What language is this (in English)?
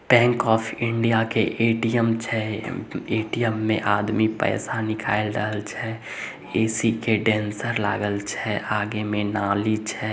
Magahi